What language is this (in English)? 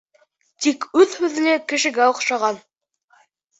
Bashkir